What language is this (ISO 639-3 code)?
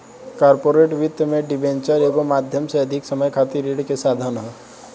bho